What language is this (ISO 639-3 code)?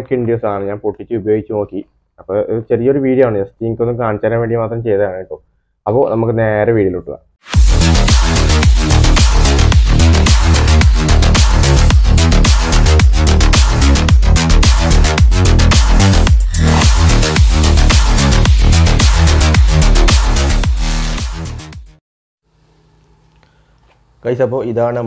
mal